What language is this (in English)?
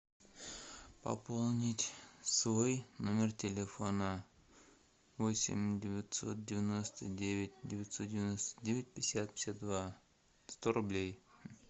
Russian